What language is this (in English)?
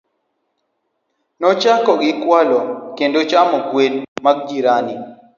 Luo (Kenya and Tanzania)